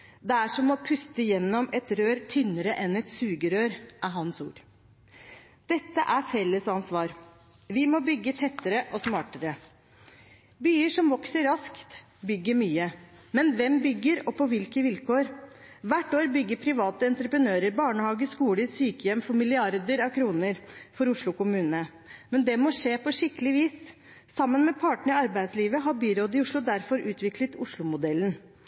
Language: Norwegian Bokmål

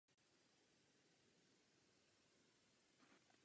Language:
Czech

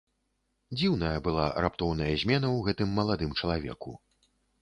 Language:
Belarusian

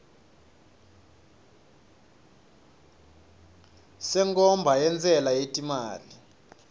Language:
Swati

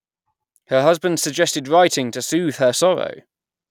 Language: English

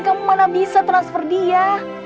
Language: Indonesian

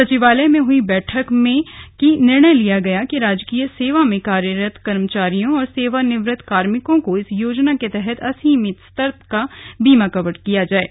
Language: Hindi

